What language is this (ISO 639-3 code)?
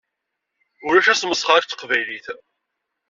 kab